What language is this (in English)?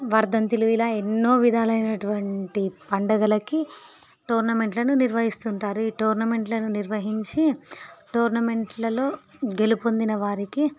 Telugu